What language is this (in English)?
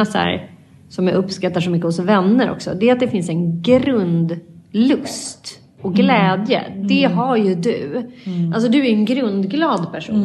Swedish